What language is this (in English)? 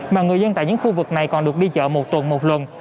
Vietnamese